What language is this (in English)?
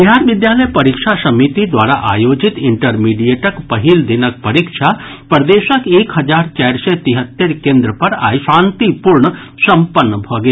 Maithili